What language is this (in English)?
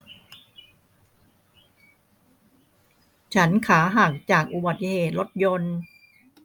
Thai